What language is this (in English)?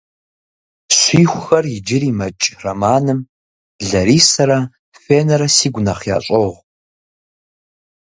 Kabardian